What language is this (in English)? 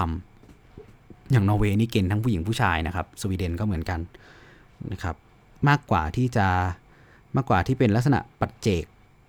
Thai